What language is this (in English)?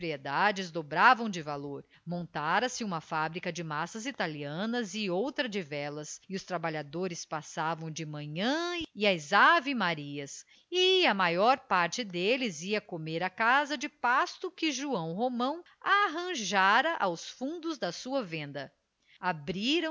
Portuguese